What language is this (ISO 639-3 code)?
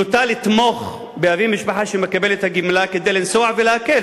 heb